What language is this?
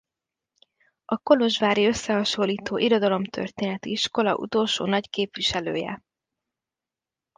Hungarian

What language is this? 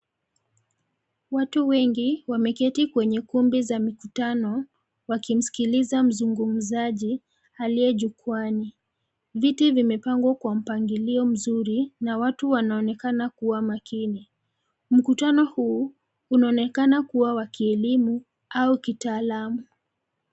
Swahili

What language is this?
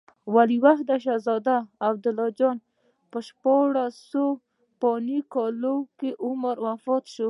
Pashto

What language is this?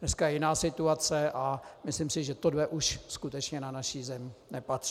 Czech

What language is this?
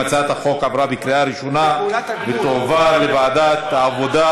Hebrew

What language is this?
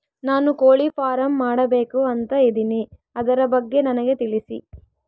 Kannada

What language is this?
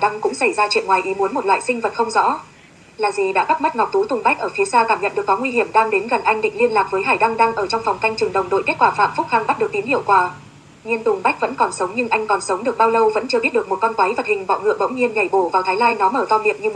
Vietnamese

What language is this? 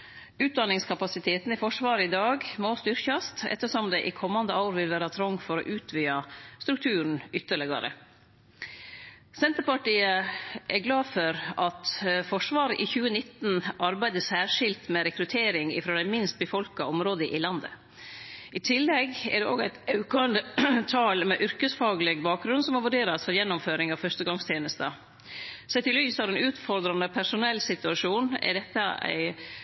Norwegian Nynorsk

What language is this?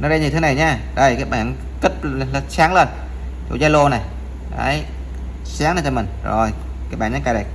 Vietnamese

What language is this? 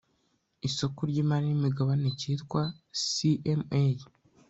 Kinyarwanda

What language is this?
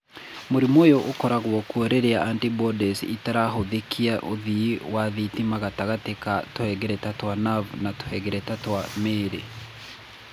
Kikuyu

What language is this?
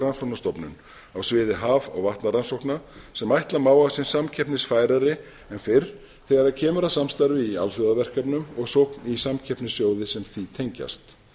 Icelandic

